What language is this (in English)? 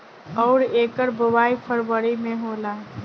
Bhojpuri